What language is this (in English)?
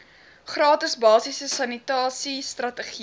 Afrikaans